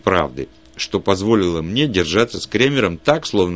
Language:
Russian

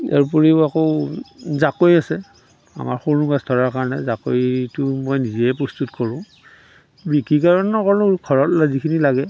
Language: Assamese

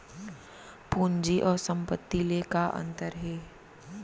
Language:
Chhattisgarhi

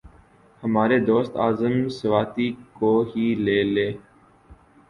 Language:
Urdu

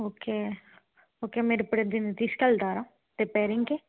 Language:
Telugu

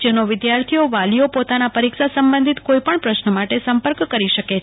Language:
Gujarati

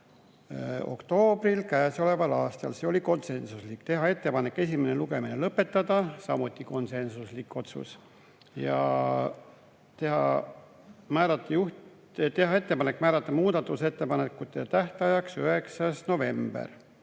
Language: Estonian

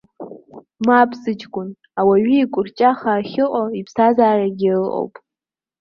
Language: Abkhazian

